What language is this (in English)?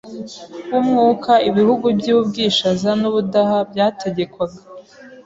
Kinyarwanda